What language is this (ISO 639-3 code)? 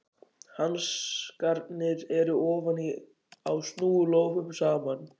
isl